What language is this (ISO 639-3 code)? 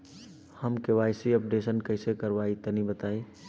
bho